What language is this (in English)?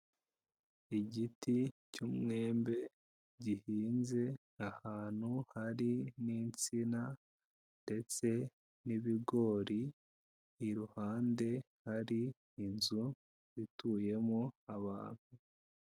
Kinyarwanda